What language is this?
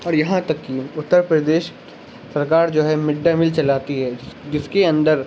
Urdu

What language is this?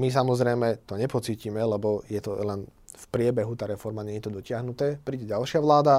Slovak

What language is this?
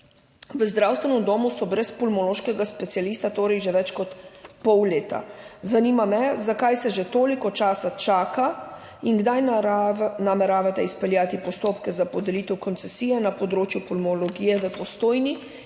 Slovenian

